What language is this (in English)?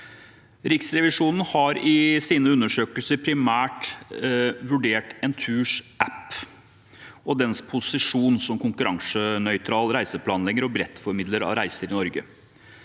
Norwegian